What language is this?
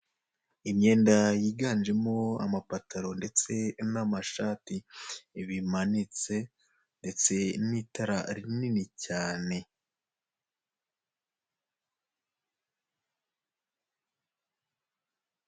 Kinyarwanda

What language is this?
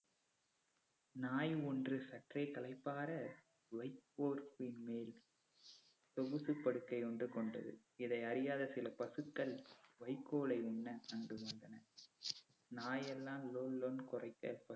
Tamil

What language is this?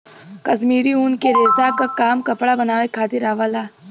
Bhojpuri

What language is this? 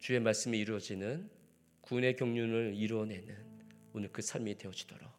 Korean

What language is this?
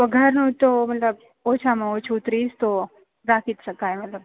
Gujarati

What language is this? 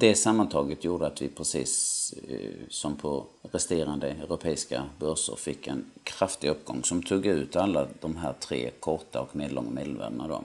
Swedish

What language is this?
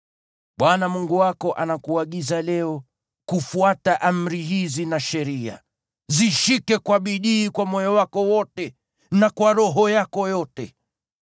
Swahili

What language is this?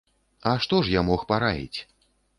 Belarusian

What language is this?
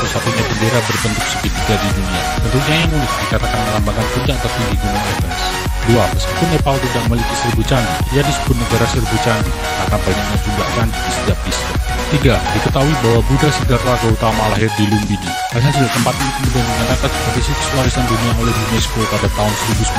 Indonesian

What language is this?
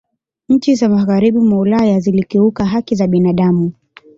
Swahili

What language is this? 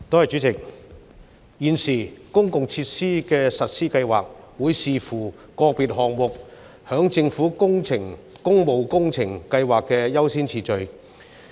Cantonese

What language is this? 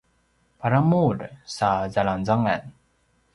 Paiwan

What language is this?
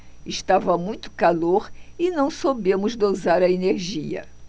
Portuguese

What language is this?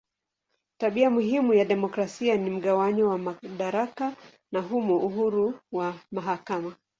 Swahili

